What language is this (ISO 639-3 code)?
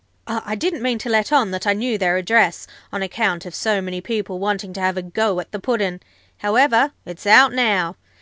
eng